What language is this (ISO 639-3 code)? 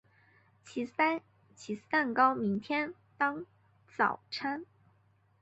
zho